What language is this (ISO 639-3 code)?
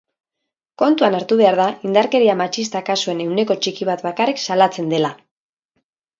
eus